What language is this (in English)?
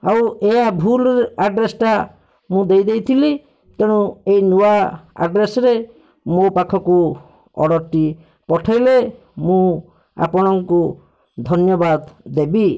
Odia